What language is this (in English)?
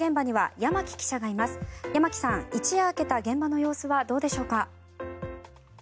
Japanese